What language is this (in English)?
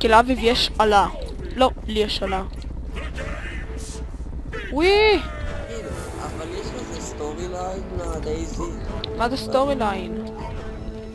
Hebrew